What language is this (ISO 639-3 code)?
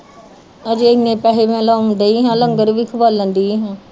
pan